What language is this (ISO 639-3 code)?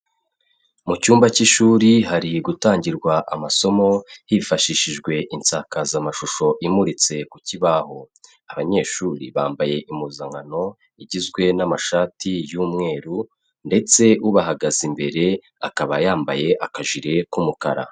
kin